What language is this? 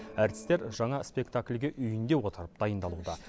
Kazakh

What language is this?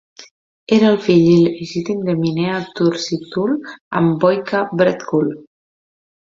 Catalan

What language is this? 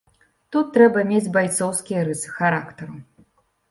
Belarusian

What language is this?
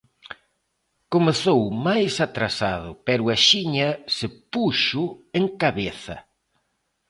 Galician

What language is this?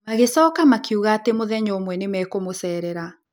Kikuyu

